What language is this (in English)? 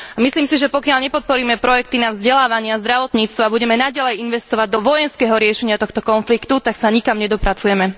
Slovak